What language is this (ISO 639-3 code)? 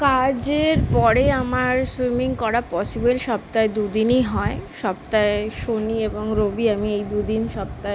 ben